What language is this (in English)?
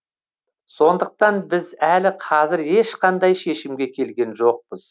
Kazakh